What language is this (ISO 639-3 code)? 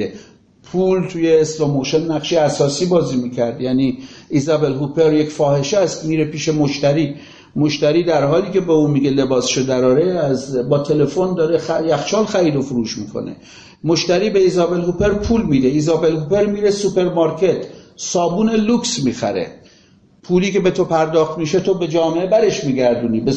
fas